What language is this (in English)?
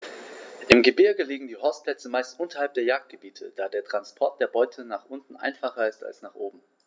German